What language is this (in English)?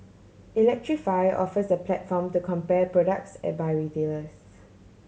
English